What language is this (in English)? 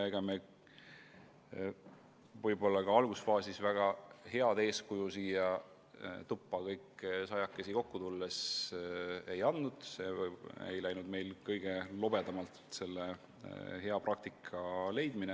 Estonian